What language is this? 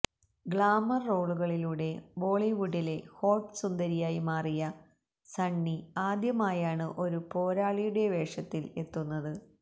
Malayalam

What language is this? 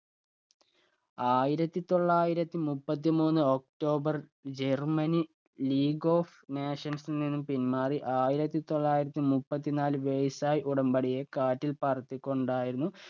Malayalam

